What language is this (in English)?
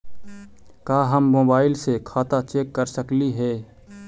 Magahi